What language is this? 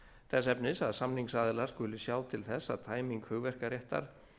Icelandic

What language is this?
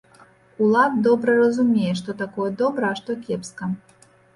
Belarusian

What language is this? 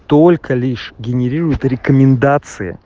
Russian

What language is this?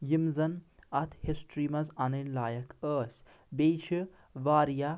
Kashmiri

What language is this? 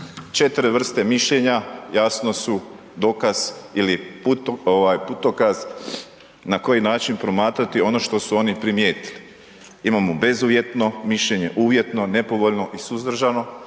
Croatian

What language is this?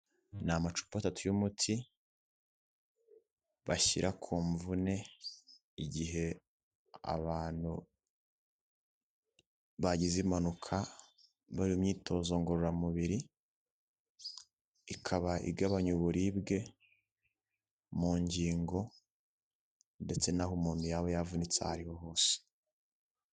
Kinyarwanda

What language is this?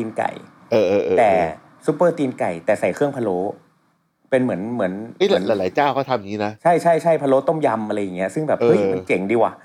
Thai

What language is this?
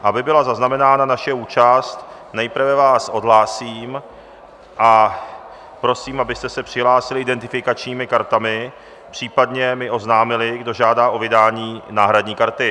Czech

